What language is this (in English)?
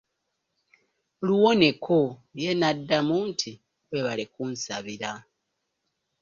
Ganda